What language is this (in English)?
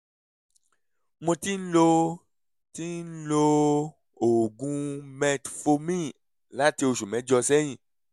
Yoruba